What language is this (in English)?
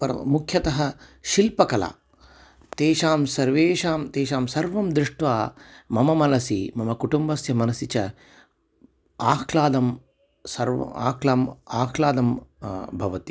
Sanskrit